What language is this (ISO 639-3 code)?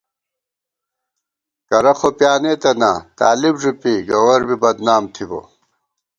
gwt